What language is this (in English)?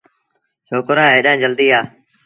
Sindhi Bhil